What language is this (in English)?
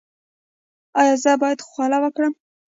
Pashto